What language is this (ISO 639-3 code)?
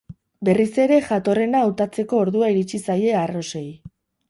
eus